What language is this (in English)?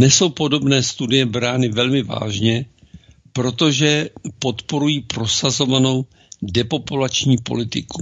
Czech